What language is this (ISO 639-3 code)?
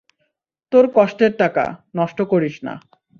ben